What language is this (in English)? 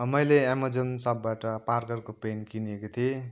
Nepali